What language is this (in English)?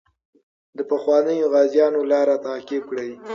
Pashto